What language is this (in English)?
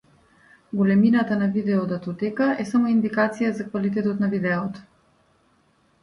Macedonian